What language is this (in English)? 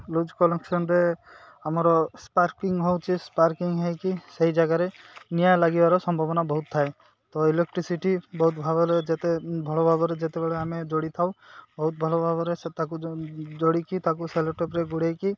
Odia